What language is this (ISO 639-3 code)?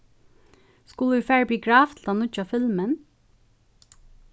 fao